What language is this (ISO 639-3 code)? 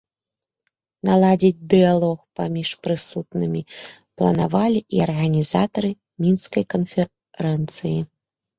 bel